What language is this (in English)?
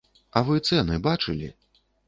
Belarusian